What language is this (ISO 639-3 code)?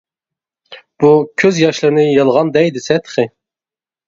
uig